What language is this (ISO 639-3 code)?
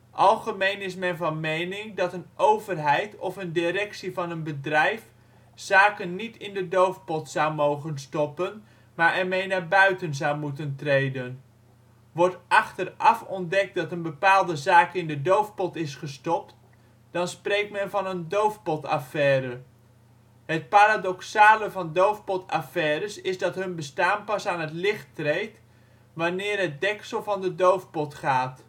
nld